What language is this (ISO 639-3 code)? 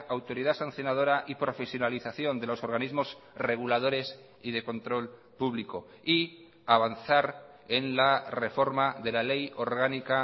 spa